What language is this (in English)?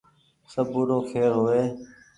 Goaria